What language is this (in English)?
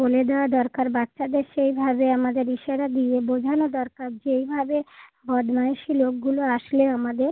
Bangla